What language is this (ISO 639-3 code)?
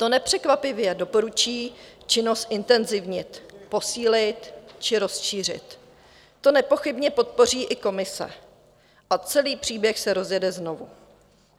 ces